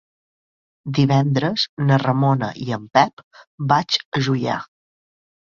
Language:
Catalan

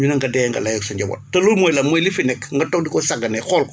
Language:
Wolof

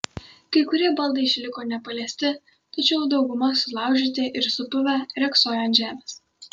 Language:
Lithuanian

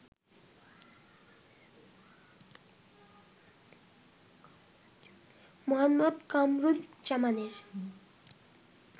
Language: Bangla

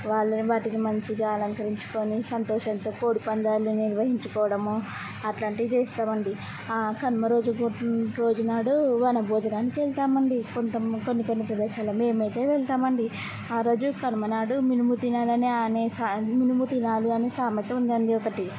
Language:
Telugu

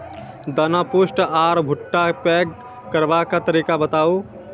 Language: Maithili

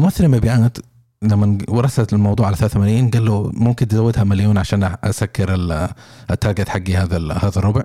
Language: Arabic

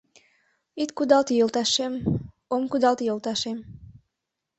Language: Mari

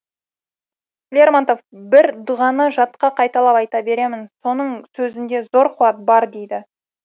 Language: Kazakh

